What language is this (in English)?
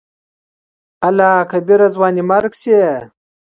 Pashto